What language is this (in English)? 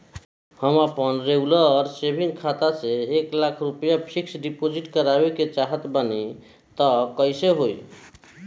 Bhojpuri